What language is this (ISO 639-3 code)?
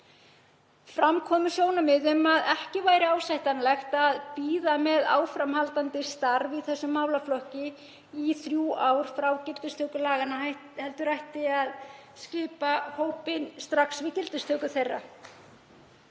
isl